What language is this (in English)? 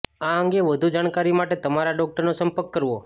Gujarati